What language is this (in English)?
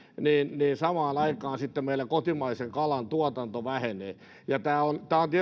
Finnish